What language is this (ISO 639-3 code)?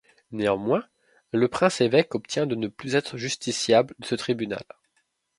fra